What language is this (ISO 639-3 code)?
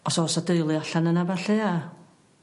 cym